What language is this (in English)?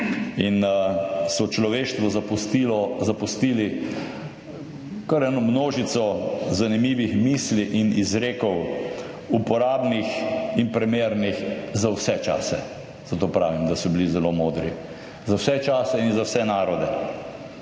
Slovenian